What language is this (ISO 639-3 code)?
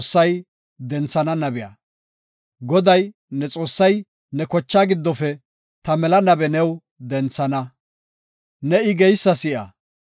gof